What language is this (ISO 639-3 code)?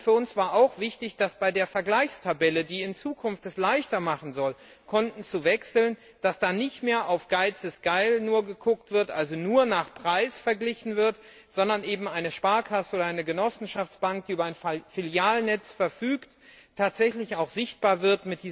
deu